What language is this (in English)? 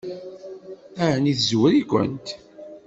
Kabyle